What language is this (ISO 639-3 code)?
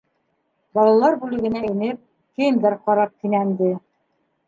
bak